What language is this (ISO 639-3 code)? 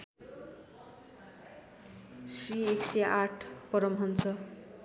nep